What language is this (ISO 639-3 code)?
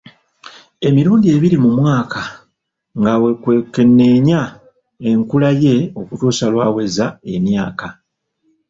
lug